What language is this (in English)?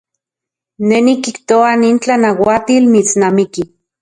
Central Puebla Nahuatl